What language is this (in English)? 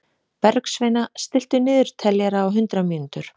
Icelandic